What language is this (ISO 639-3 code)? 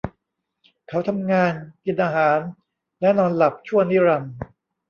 tha